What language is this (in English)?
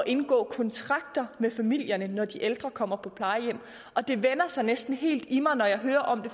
Danish